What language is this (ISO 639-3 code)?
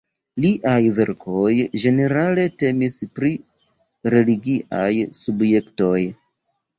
epo